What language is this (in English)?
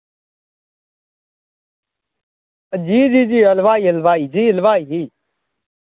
Dogri